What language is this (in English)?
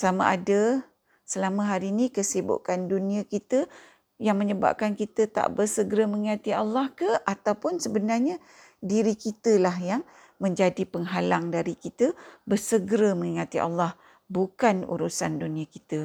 Malay